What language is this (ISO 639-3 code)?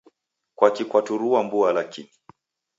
dav